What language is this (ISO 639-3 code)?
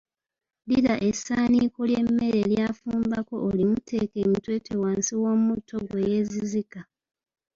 lug